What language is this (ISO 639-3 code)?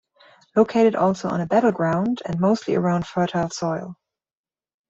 eng